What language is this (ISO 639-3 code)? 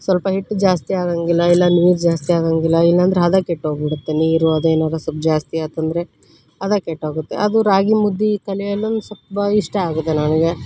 kan